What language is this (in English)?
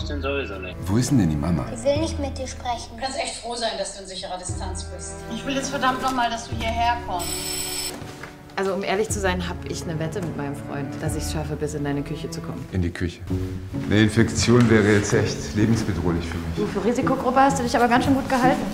German